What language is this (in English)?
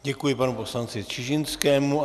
Czech